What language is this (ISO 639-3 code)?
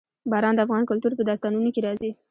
pus